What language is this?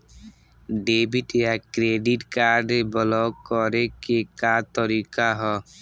Bhojpuri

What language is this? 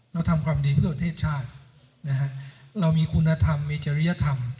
Thai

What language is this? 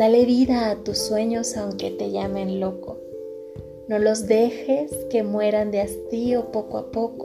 Spanish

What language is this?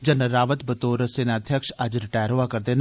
Dogri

